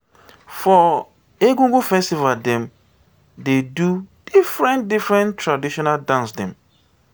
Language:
Nigerian Pidgin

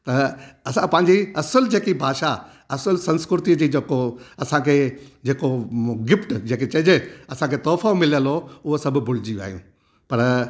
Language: Sindhi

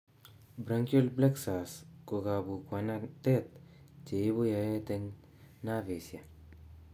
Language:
Kalenjin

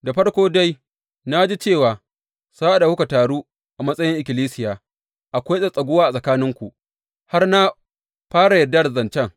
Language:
Hausa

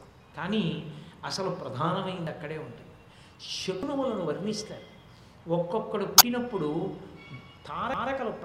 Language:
Telugu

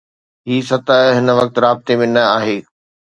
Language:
Sindhi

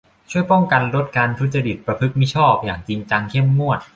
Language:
Thai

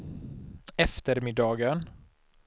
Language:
Swedish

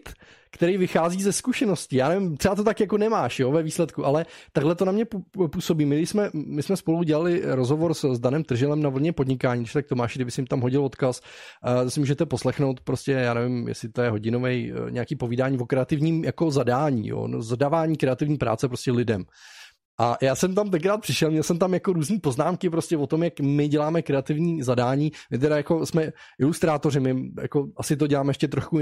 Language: Czech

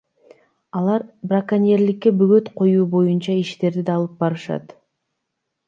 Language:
Kyrgyz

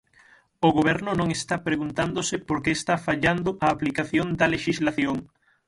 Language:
Galician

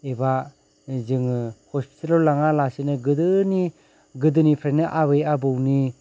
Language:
Bodo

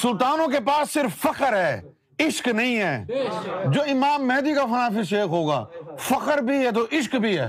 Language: Urdu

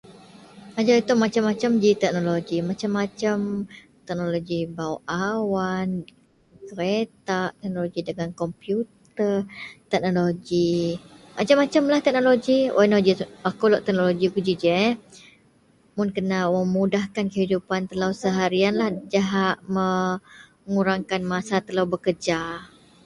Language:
Central Melanau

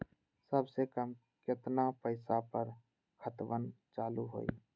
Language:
Magahi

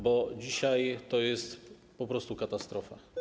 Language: Polish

